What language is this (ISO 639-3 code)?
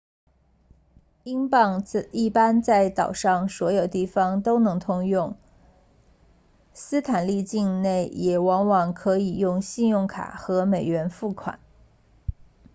zho